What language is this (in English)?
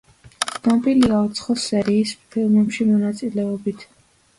Georgian